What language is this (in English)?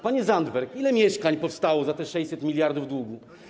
Polish